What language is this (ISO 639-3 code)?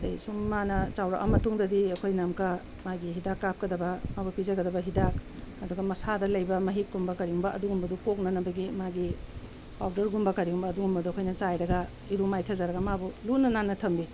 mni